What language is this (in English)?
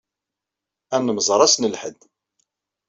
Kabyle